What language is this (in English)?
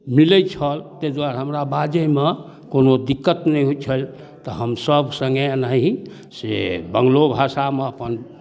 Maithili